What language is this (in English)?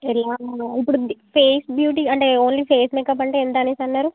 Telugu